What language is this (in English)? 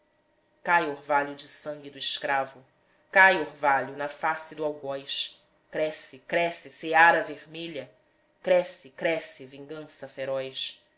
Portuguese